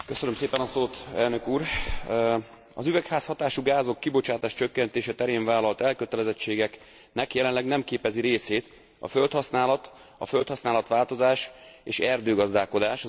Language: Hungarian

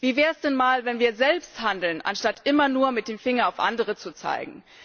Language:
German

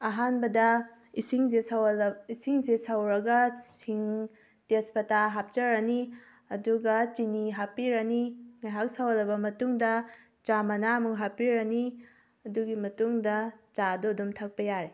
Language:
Manipuri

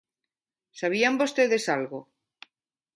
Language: Galician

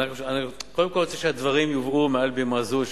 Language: Hebrew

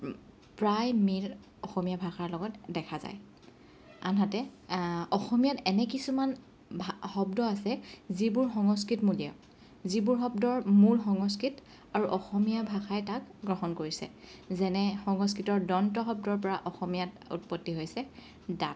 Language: Assamese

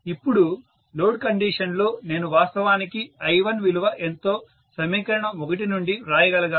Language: Telugu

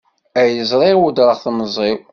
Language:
Kabyle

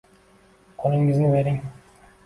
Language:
Uzbek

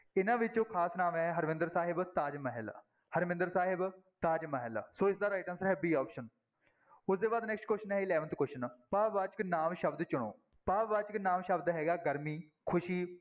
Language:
Punjabi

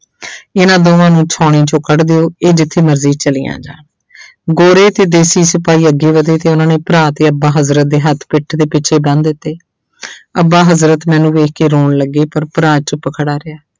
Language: Punjabi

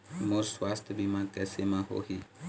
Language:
Chhattisgarhi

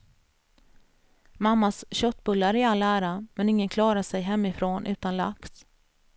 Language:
Swedish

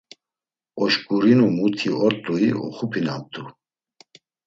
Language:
Laz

